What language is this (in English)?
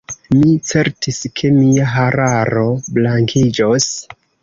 Esperanto